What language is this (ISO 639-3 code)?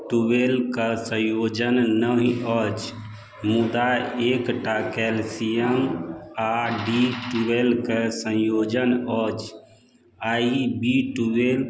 mai